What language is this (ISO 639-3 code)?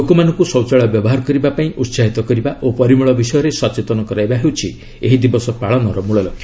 ori